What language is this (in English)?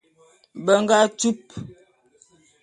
Bulu